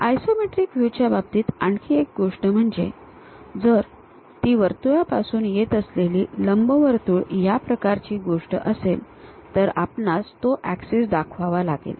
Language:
Marathi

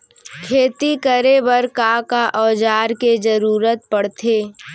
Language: Chhattisgarhi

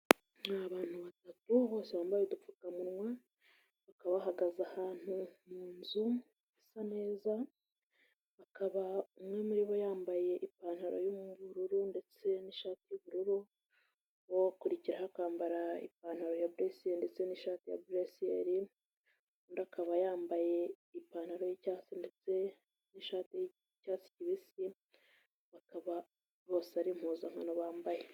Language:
Kinyarwanda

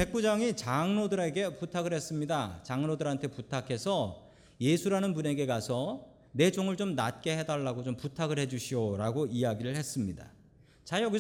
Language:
Korean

